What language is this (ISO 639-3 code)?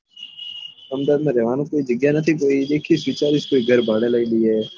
guj